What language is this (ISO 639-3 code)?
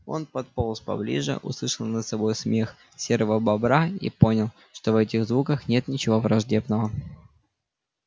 rus